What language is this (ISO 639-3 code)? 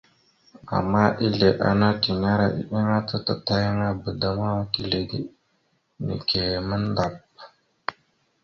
mxu